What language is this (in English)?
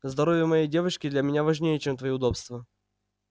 Russian